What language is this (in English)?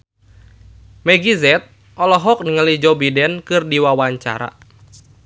Sundanese